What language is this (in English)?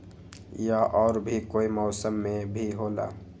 Magahi